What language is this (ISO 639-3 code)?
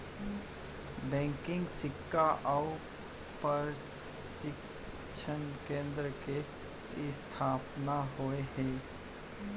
hne